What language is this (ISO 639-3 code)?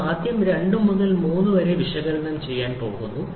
mal